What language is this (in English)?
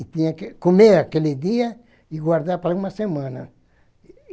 Portuguese